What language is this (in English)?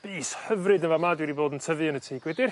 Welsh